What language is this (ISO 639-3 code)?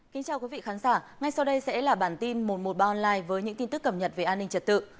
vie